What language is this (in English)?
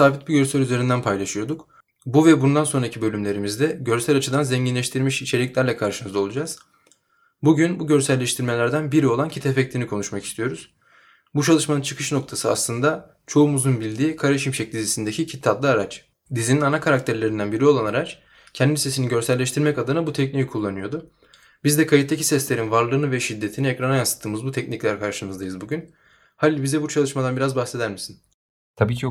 Turkish